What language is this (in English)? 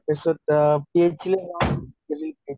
Assamese